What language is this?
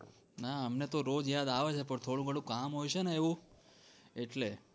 Gujarati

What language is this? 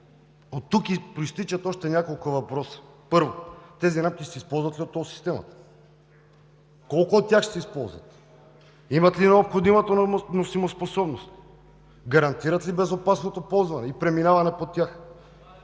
Bulgarian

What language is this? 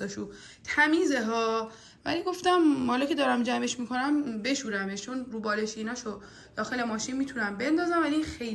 Persian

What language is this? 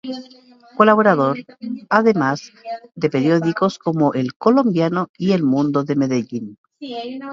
Spanish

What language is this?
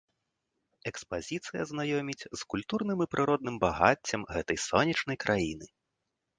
Belarusian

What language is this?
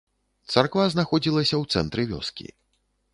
Belarusian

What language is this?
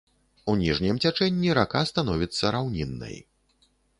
Belarusian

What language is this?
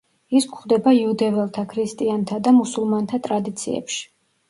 Georgian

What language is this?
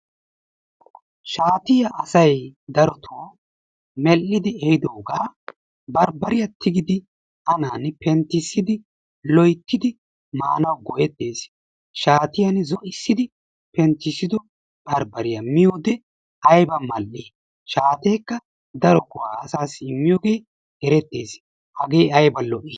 Wolaytta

